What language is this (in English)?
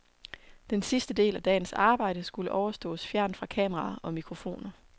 Danish